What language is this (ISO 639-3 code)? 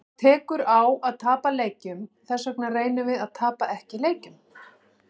isl